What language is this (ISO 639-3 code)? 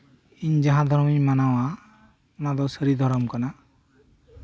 sat